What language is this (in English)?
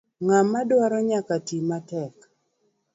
Luo (Kenya and Tanzania)